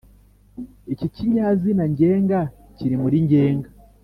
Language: Kinyarwanda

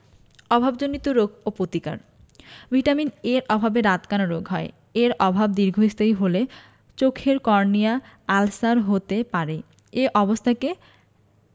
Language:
Bangla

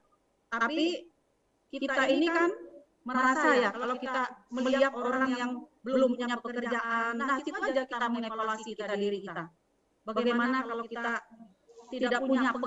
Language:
Indonesian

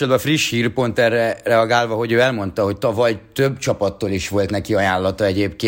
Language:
Hungarian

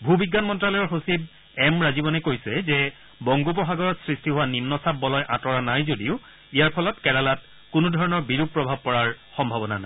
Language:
Assamese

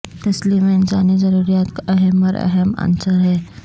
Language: Urdu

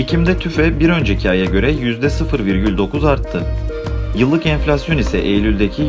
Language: Turkish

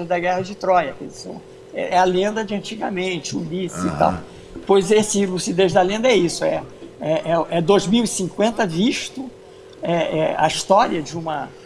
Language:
Portuguese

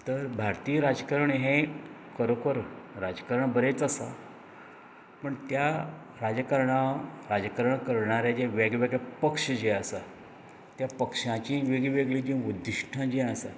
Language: Konkani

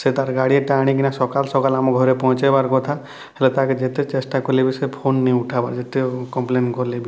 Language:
Odia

